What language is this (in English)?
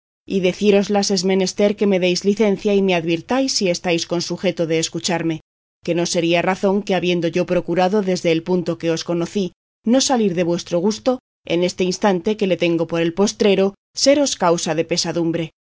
Spanish